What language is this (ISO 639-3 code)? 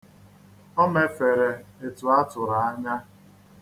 ibo